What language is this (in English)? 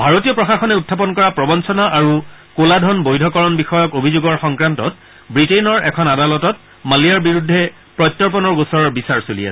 Assamese